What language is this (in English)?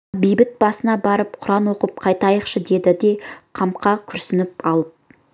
Kazakh